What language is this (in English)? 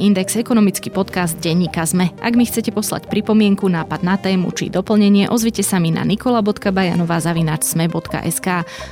Slovak